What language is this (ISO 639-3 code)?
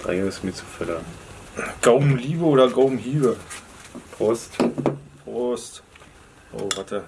deu